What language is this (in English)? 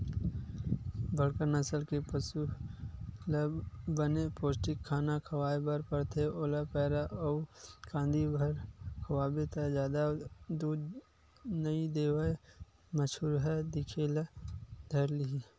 Chhattisgarhi